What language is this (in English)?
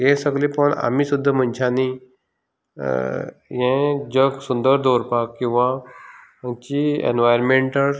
Konkani